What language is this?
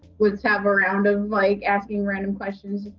English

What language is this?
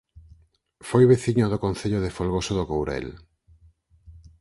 Galician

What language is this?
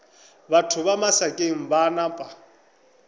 Northern Sotho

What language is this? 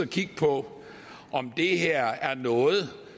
Danish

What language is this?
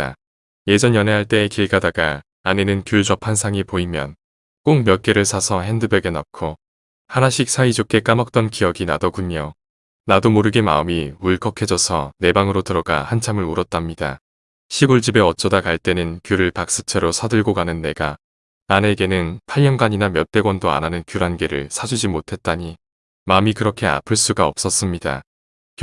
Korean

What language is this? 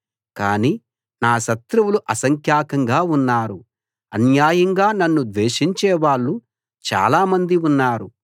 Telugu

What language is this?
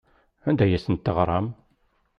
Kabyle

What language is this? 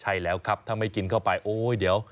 Thai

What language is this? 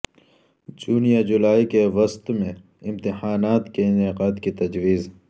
Urdu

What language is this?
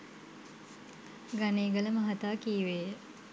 Sinhala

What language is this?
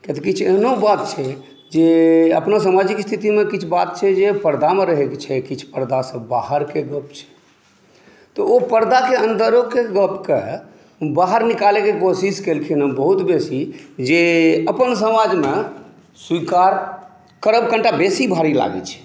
Maithili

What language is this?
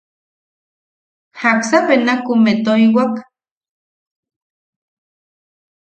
Yaqui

